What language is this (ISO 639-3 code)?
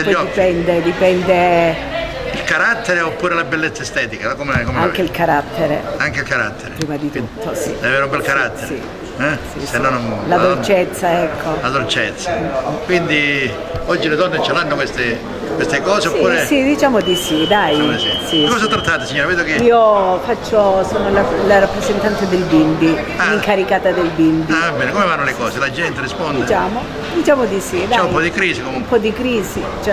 ita